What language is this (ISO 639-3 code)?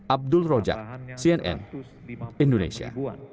ind